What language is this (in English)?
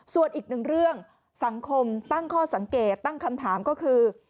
Thai